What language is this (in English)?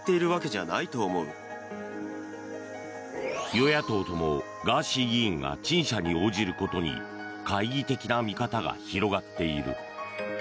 Japanese